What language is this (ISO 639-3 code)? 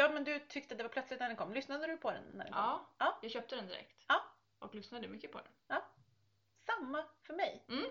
swe